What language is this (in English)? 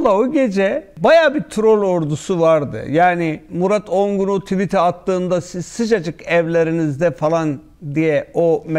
Turkish